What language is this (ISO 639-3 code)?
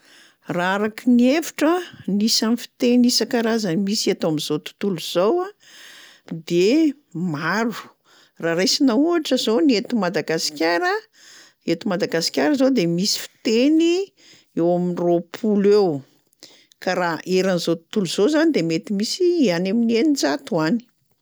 mlg